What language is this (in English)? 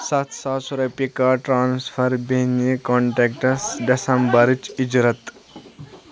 Kashmiri